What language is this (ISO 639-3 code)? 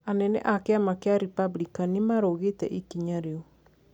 kik